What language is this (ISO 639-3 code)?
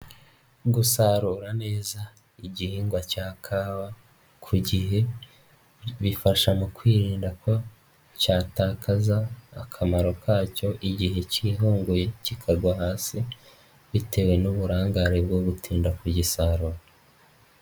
kin